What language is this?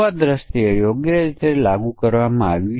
Gujarati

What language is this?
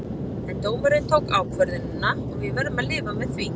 Icelandic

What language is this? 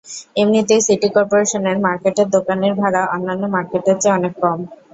Bangla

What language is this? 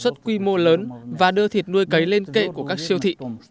Vietnamese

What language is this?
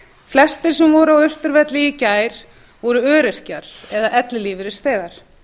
Icelandic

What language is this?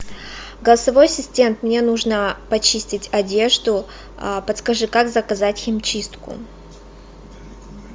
Russian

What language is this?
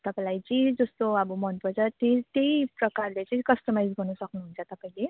Nepali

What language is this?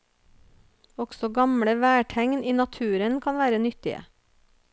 Norwegian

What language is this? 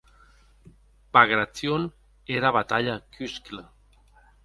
Occitan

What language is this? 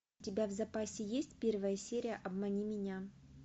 Russian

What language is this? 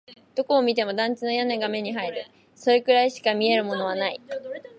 Japanese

